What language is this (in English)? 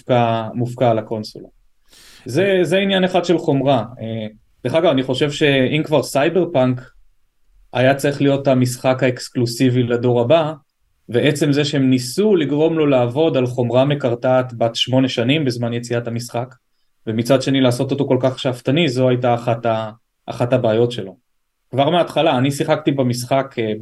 Hebrew